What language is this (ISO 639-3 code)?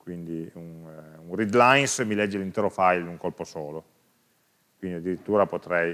ita